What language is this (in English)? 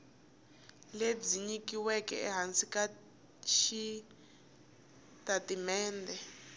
Tsonga